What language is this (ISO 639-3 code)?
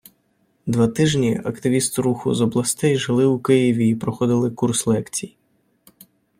ukr